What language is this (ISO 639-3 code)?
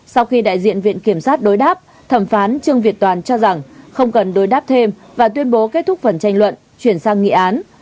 vie